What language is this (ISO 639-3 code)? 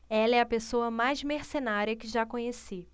por